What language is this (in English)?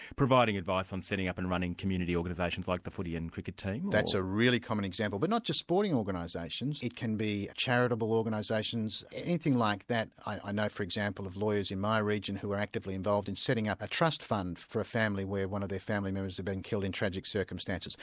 English